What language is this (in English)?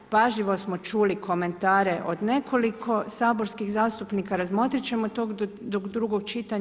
Croatian